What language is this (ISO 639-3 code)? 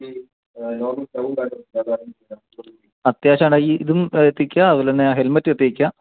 mal